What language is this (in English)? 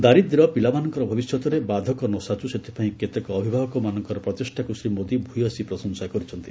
Odia